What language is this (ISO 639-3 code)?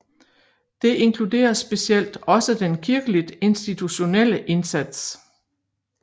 dan